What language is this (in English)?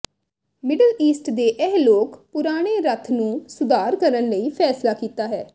Punjabi